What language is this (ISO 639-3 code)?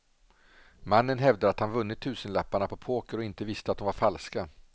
swe